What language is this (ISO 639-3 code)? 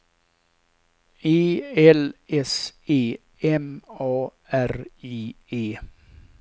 swe